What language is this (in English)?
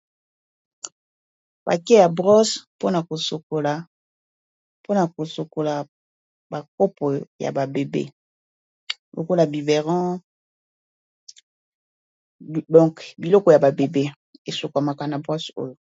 Lingala